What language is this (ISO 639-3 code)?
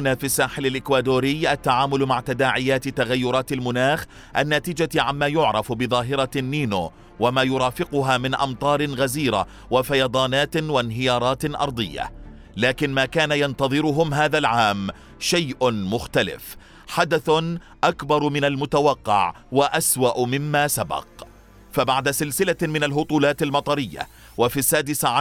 ara